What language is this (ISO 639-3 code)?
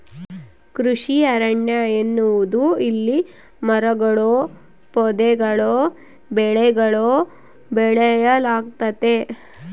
kan